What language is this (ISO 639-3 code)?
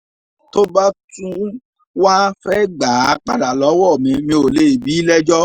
yor